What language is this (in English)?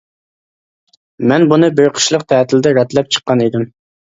Uyghur